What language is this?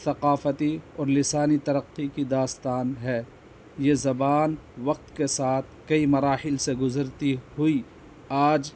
Urdu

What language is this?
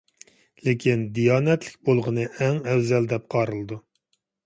Uyghur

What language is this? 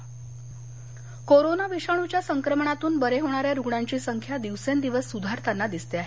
Marathi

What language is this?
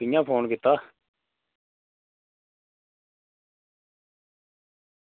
Dogri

